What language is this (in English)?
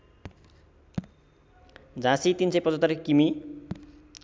Nepali